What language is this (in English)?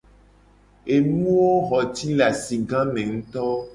Gen